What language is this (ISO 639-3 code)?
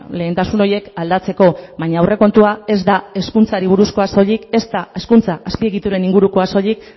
eus